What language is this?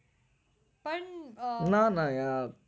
Gujarati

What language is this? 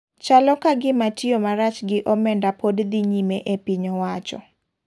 Luo (Kenya and Tanzania)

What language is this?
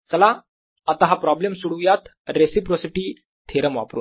Marathi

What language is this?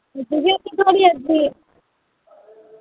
Dogri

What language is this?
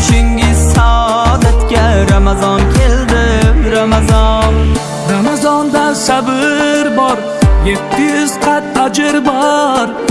Turkish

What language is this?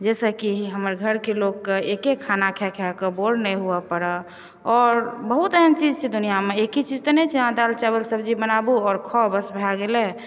Maithili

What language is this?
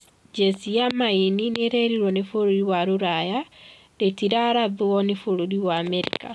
Kikuyu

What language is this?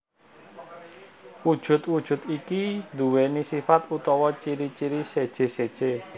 Javanese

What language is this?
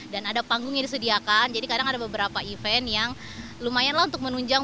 Indonesian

